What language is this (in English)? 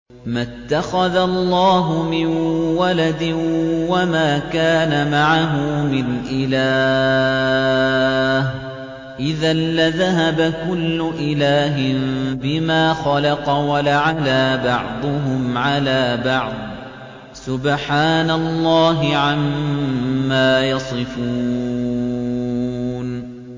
Arabic